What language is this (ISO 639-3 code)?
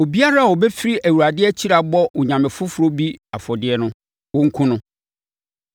aka